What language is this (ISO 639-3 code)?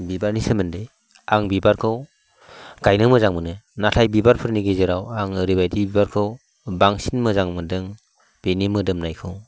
brx